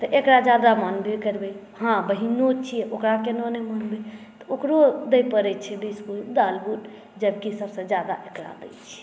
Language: Maithili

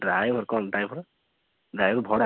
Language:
Odia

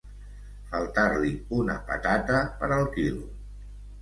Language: Catalan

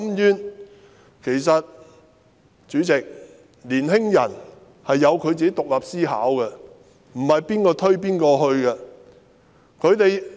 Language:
Cantonese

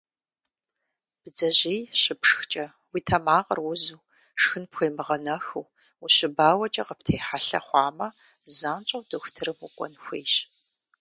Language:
Kabardian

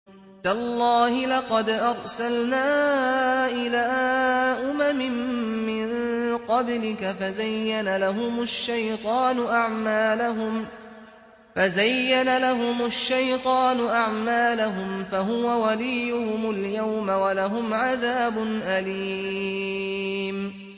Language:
Arabic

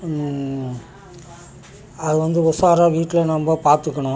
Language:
Tamil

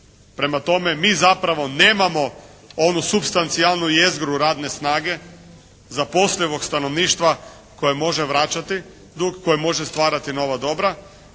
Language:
Croatian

